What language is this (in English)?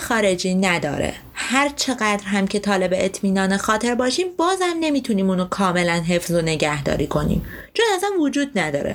Persian